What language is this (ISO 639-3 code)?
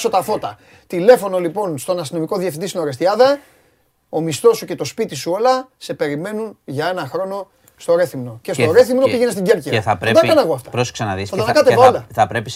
ell